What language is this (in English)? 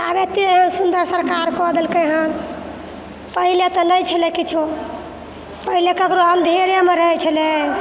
Maithili